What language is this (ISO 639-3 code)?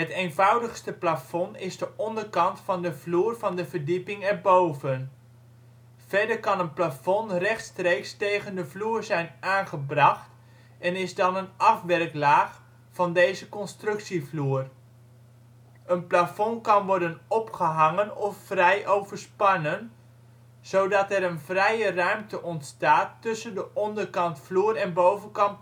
nld